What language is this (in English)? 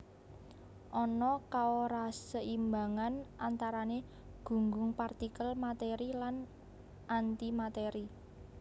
Javanese